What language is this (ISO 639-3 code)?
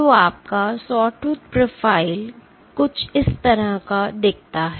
hin